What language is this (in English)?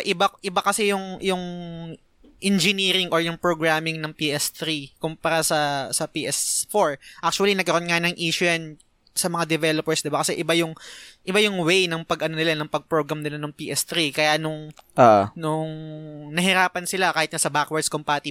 Filipino